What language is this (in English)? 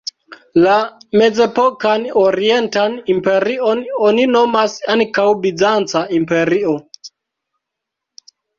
Esperanto